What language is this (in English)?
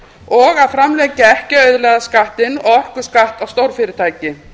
Icelandic